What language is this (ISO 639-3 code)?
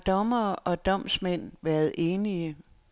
dan